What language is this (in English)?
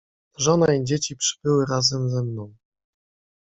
Polish